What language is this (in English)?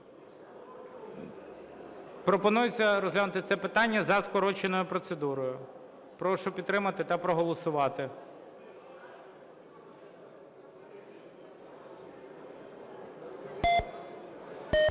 Ukrainian